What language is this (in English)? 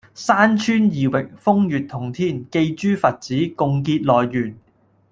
Cantonese